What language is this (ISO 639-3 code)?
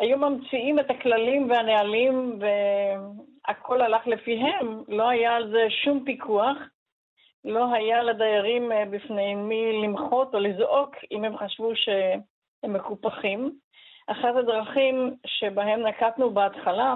heb